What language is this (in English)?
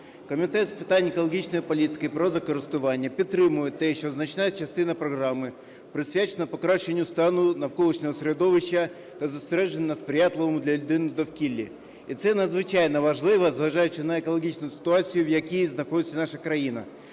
Ukrainian